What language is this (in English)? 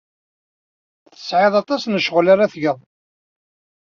Kabyle